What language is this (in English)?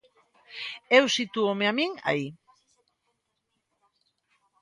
Galician